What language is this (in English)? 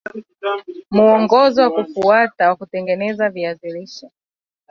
Swahili